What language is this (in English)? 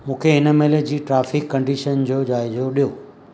Sindhi